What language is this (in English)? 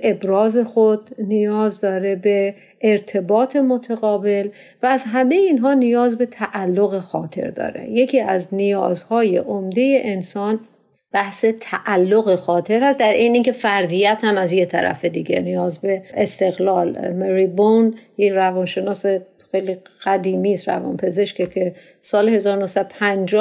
Persian